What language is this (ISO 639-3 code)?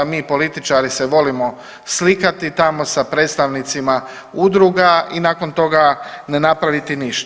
hrv